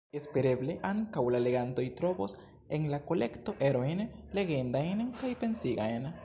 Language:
Esperanto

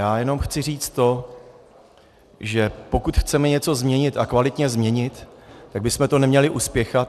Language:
Czech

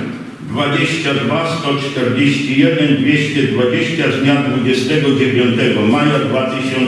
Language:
Polish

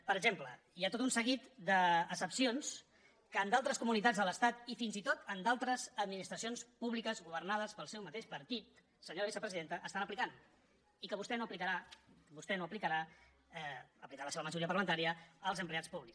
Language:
Catalan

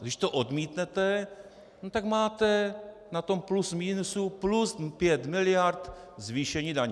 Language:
Czech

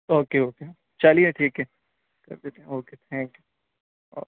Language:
Urdu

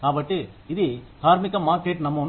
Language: Telugu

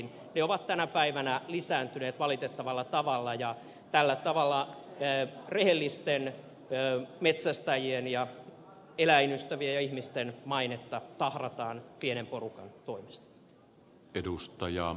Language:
Finnish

